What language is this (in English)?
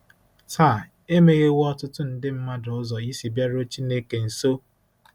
Igbo